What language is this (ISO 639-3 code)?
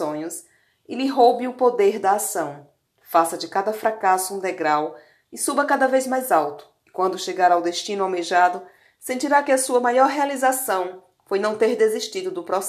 por